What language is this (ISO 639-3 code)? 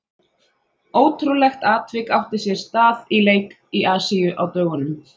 isl